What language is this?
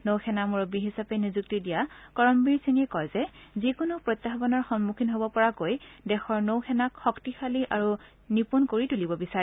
Assamese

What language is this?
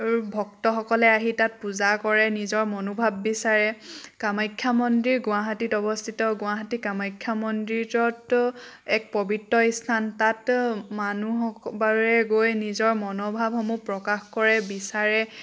Assamese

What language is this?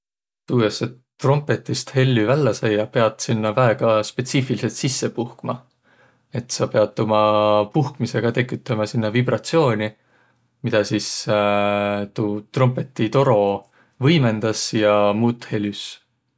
Võro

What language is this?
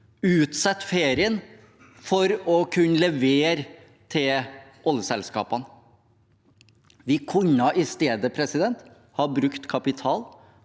Norwegian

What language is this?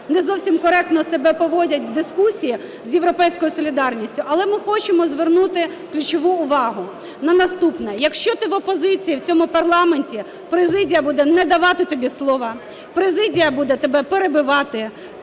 Ukrainian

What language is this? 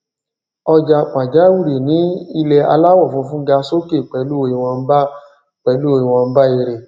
Yoruba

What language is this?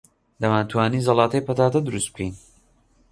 Central Kurdish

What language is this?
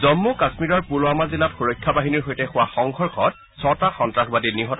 Assamese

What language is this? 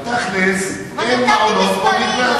Hebrew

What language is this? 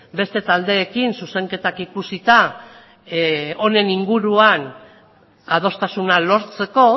Basque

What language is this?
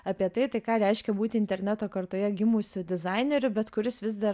Lithuanian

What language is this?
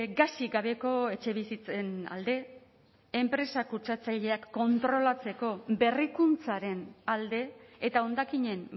Basque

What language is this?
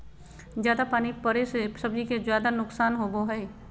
Magahi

